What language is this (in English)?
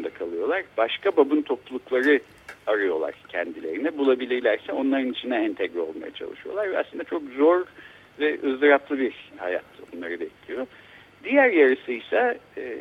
Turkish